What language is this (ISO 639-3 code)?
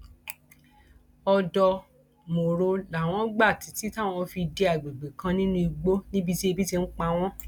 yor